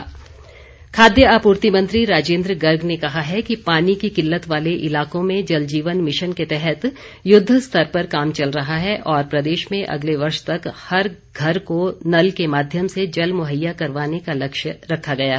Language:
Hindi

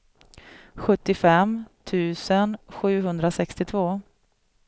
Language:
Swedish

